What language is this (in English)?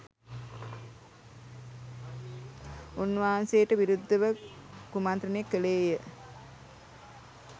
Sinhala